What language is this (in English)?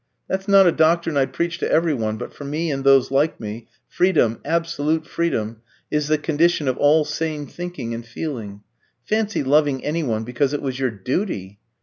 English